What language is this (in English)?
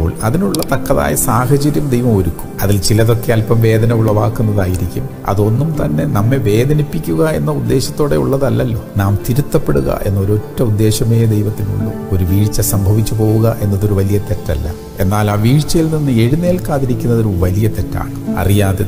Romanian